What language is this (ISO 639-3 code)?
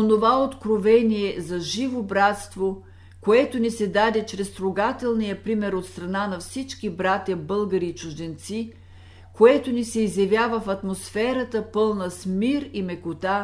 bul